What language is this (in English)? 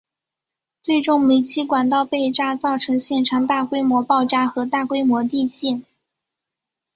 Chinese